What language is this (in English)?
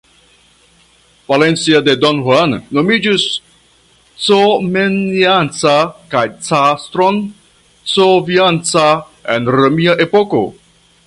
Esperanto